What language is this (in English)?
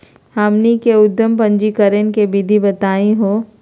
Magahi